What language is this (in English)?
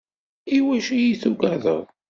Kabyle